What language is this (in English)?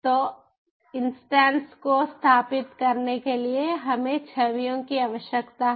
Hindi